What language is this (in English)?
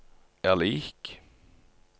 Norwegian